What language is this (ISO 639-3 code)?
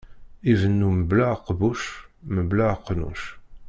kab